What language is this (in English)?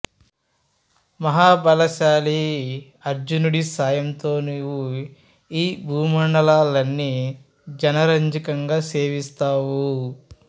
Telugu